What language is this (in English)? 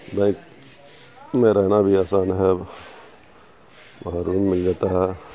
Urdu